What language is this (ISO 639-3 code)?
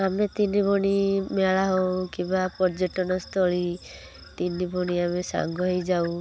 ori